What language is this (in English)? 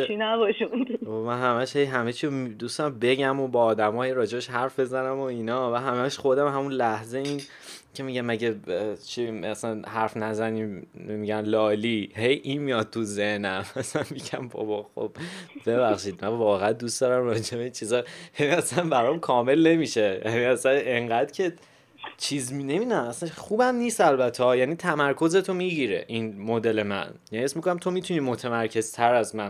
Persian